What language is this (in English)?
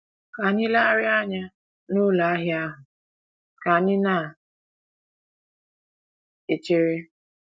Igbo